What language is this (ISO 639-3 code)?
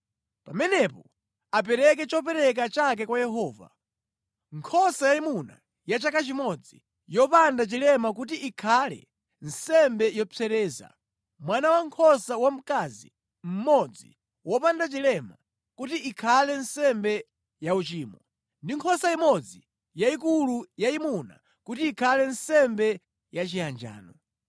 nya